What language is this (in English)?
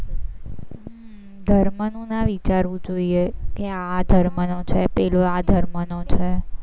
Gujarati